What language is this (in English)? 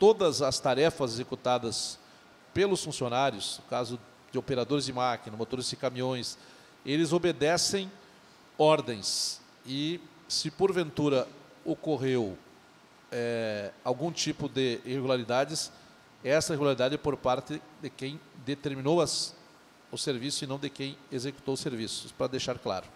Portuguese